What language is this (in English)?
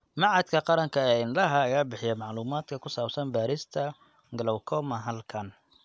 Somali